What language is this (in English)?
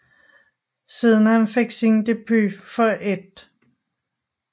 Danish